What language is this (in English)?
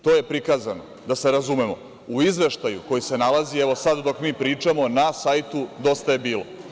Serbian